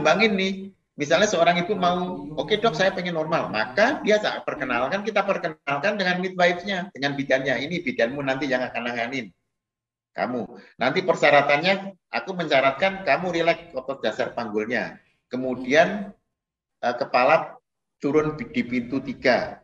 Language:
Indonesian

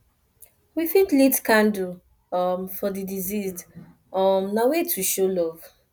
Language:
Nigerian Pidgin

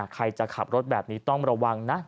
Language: Thai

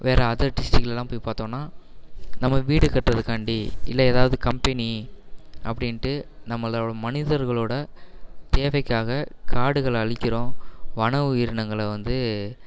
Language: Tamil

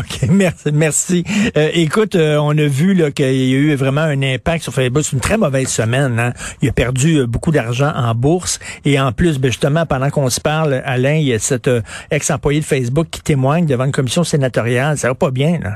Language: French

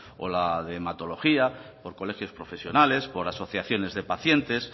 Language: Spanish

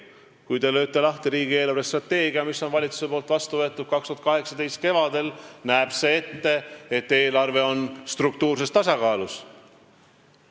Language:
Estonian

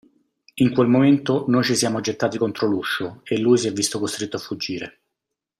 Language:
Italian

